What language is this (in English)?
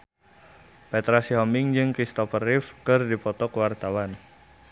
Sundanese